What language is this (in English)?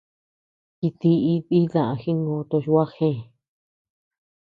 Tepeuxila Cuicatec